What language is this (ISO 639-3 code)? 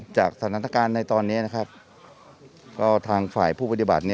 tha